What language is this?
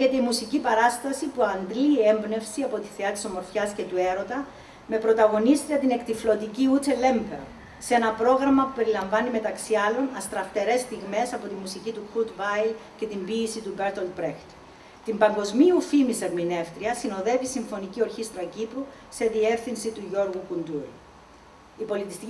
Greek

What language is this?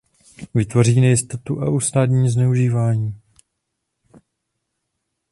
Czech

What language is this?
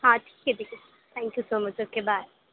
Urdu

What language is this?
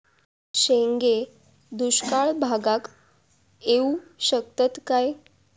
Marathi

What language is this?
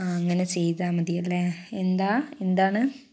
Malayalam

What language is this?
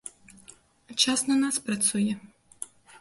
Belarusian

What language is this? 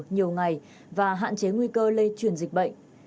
Vietnamese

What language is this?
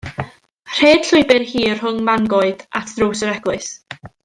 Welsh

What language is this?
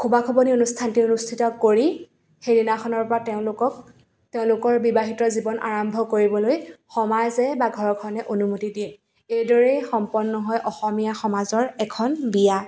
Assamese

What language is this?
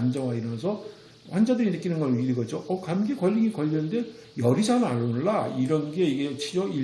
Korean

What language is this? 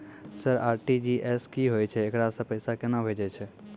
Maithili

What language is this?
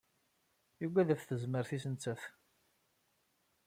Kabyle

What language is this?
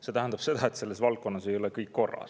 Estonian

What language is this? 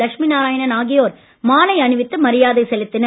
Tamil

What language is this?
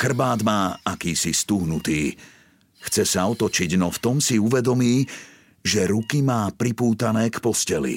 Slovak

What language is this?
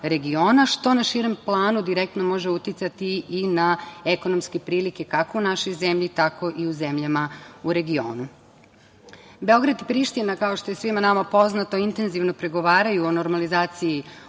Serbian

